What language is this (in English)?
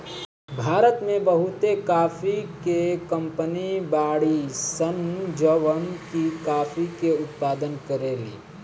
Bhojpuri